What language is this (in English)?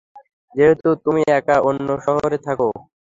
Bangla